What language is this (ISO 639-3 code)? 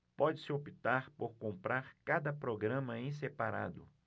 por